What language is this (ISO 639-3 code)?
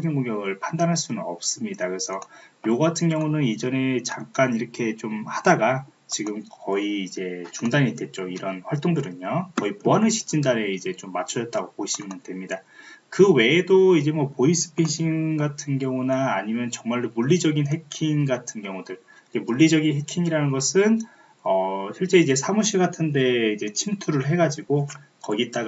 kor